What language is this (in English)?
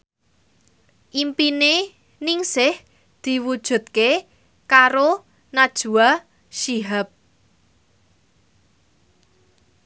Javanese